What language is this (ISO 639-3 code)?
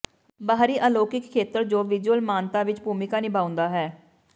pan